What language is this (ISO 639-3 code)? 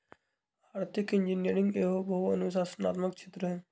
mag